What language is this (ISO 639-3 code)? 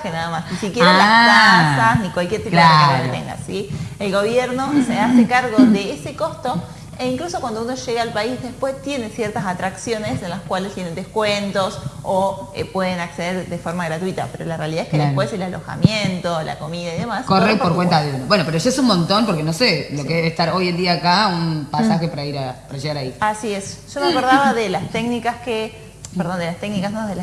spa